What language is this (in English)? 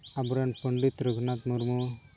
Santali